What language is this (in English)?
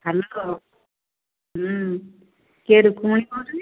Odia